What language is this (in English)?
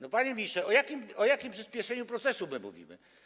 Polish